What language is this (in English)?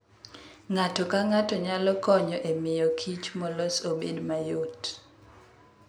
Luo (Kenya and Tanzania)